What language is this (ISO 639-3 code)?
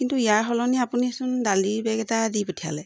asm